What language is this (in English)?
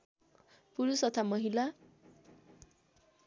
Nepali